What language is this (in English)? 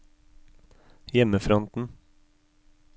Norwegian